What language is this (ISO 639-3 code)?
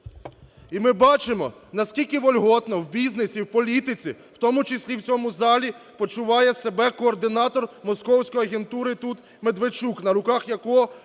ukr